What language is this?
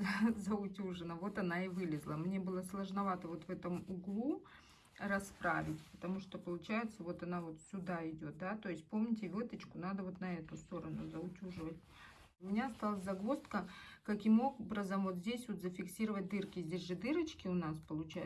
Russian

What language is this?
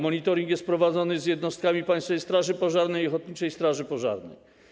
Polish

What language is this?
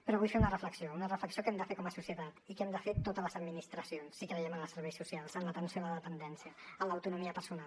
Catalan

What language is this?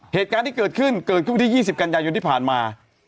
Thai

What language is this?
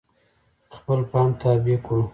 Pashto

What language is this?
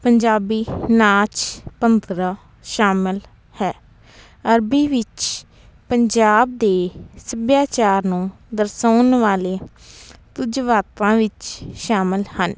Punjabi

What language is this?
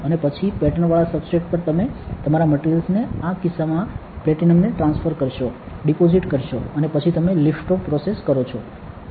Gujarati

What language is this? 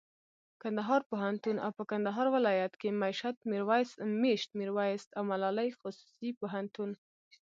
Pashto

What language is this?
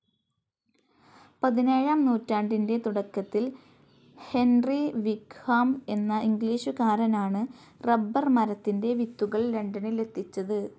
Malayalam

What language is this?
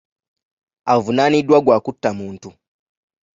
Ganda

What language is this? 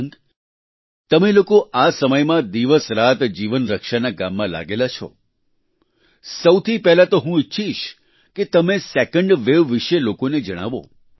Gujarati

